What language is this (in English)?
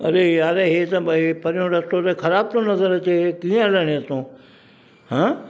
Sindhi